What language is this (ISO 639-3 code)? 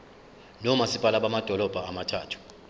zul